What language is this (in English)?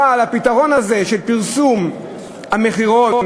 Hebrew